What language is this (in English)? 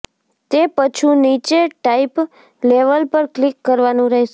Gujarati